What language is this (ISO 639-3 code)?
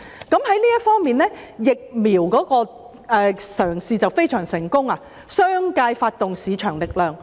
yue